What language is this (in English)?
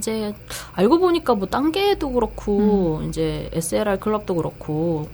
Korean